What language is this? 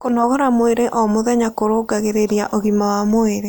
Kikuyu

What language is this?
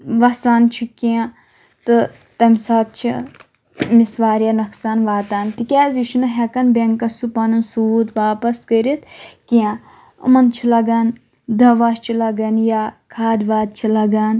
Kashmiri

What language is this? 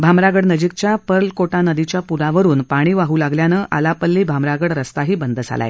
Marathi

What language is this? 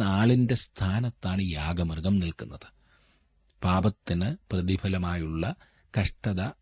Malayalam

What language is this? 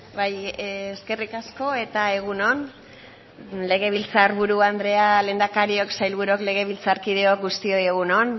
Basque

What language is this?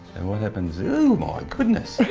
English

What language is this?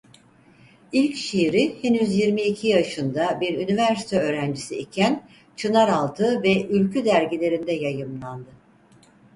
Turkish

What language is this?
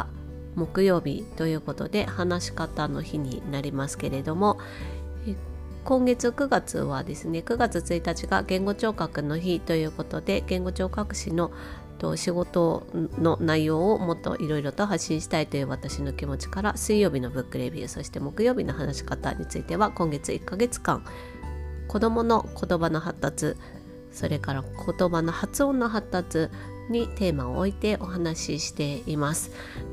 Japanese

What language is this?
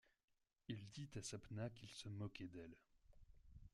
French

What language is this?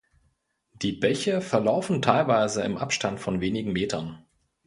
German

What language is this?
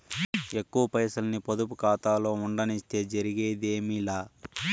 Telugu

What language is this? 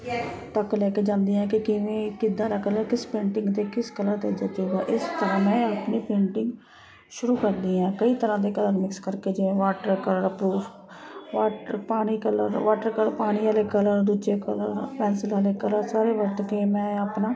Punjabi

